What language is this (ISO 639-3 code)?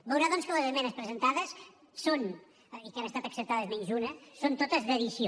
cat